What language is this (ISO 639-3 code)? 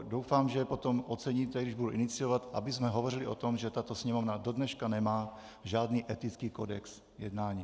ces